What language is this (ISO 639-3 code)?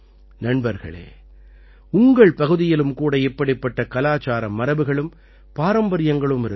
tam